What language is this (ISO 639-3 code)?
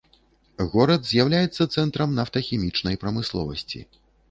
bel